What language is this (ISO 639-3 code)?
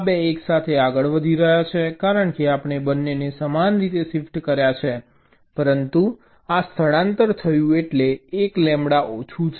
guj